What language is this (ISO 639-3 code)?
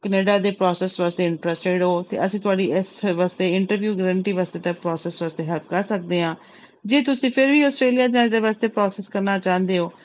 pan